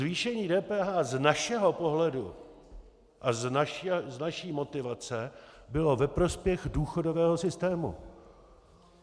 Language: Czech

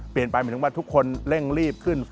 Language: Thai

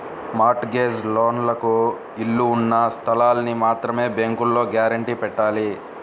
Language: Telugu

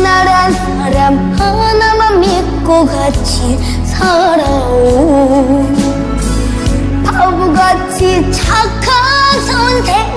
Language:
Vietnamese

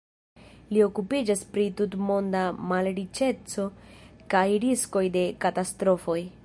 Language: Esperanto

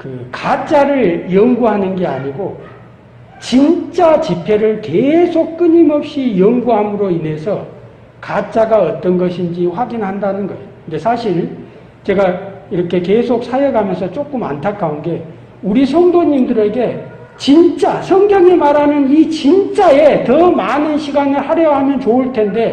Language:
Korean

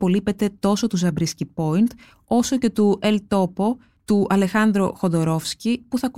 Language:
Greek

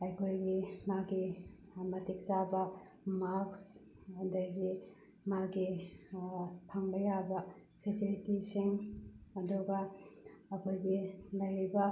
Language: Manipuri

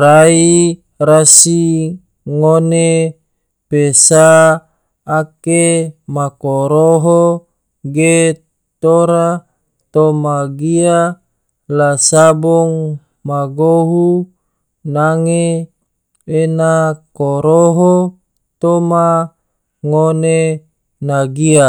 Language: Tidore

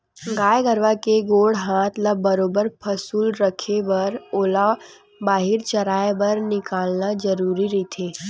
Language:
Chhattisgarhi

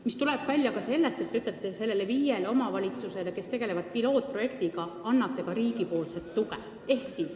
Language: Estonian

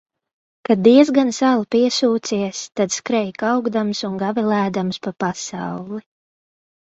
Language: Latvian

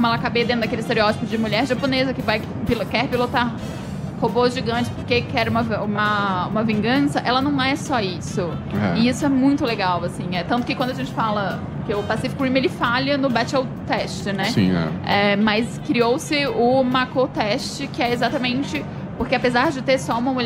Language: Portuguese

